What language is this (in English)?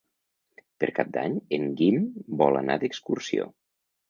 Catalan